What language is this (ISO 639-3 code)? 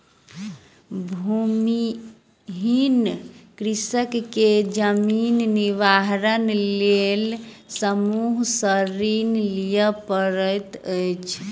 mai